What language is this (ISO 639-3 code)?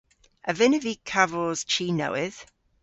cor